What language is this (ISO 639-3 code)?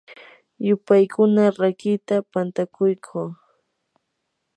qur